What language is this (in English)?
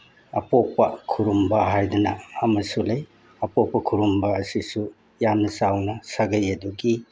Manipuri